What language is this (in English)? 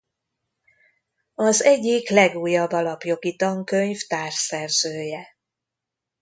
Hungarian